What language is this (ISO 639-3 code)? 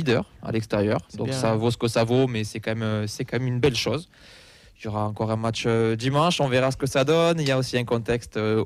fra